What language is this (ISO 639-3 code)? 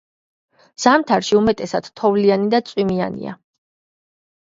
kat